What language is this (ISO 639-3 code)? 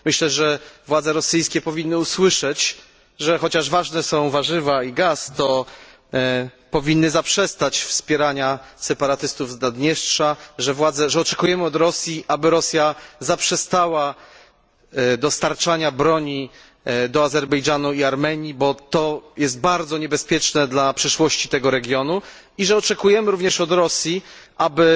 pol